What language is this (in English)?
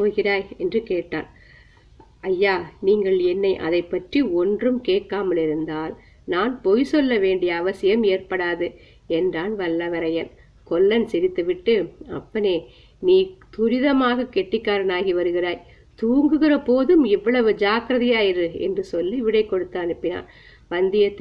Tamil